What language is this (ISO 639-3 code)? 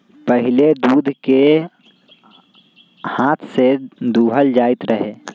mag